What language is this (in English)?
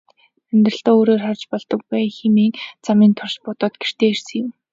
Mongolian